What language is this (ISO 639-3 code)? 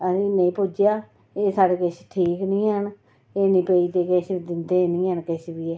doi